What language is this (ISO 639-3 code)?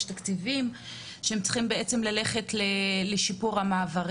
heb